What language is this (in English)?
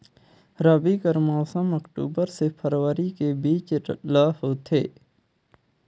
Chhattisgarhi